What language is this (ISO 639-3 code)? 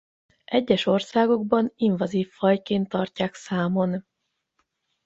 hun